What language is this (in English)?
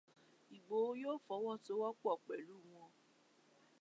Yoruba